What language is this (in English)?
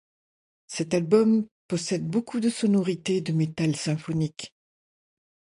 French